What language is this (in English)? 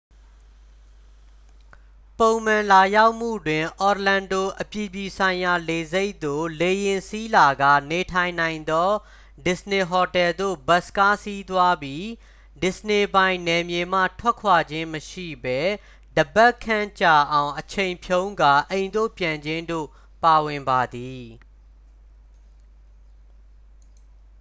Burmese